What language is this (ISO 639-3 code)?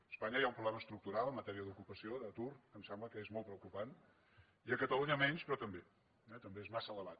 cat